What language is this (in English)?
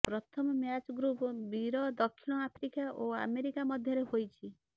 Odia